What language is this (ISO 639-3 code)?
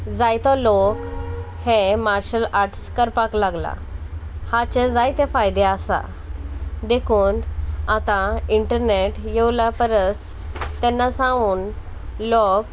kok